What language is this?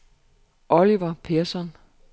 Danish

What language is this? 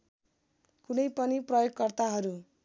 Nepali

